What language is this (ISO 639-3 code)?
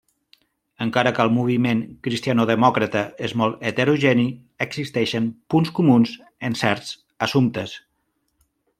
cat